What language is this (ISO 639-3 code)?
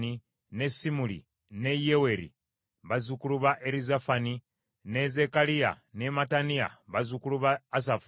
lug